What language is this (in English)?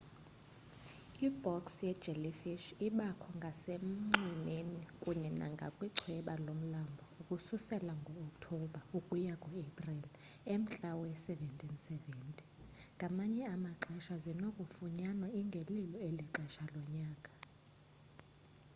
Xhosa